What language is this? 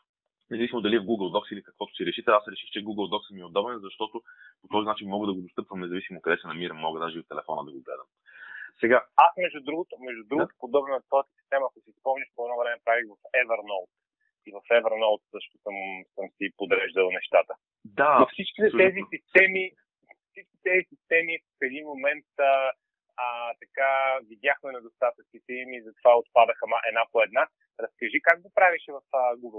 Bulgarian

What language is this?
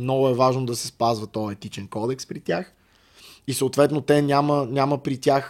Bulgarian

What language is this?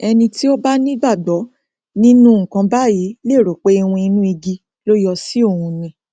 Yoruba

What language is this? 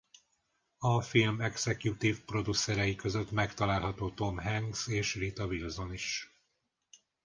Hungarian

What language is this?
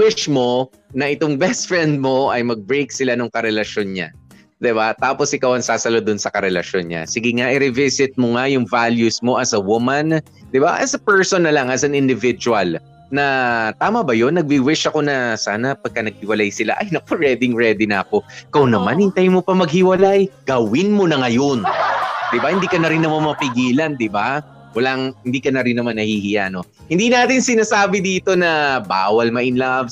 Filipino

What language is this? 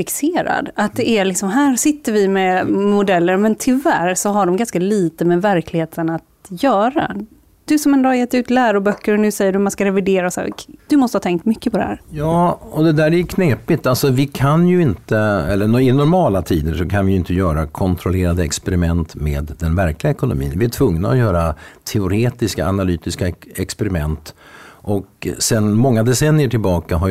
Swedish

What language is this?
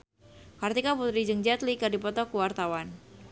Sundanese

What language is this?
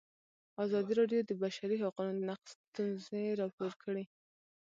Pashto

